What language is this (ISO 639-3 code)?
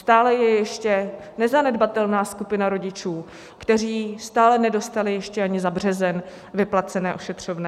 ces